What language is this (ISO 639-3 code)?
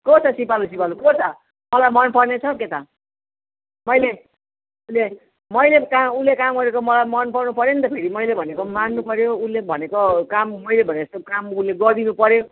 nep